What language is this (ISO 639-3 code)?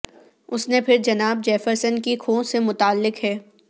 urd